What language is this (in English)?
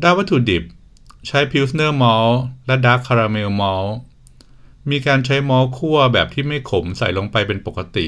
Thai